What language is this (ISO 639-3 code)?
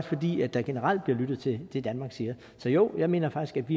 dan